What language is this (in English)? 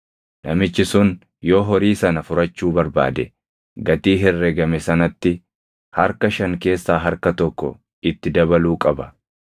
Oromo